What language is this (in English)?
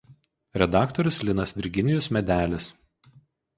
Lithuanian